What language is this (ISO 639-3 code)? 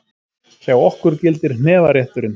isl